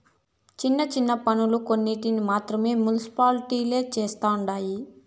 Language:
Telugu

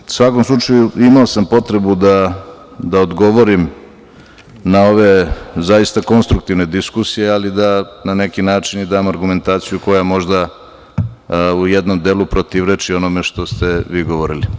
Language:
Serbian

